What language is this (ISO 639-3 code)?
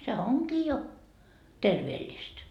fin